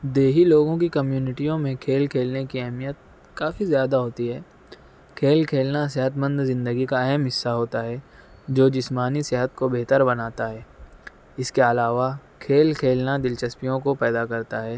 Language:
Urdu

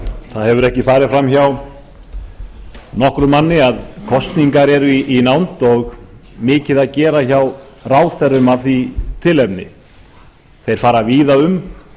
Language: Icelandic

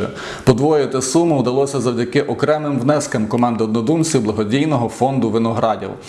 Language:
Ukrainian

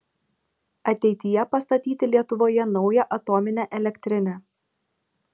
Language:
Lithuanian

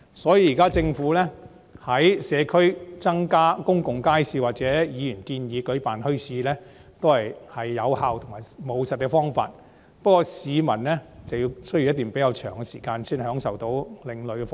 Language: Cantonese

